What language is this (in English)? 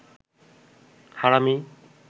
Bangla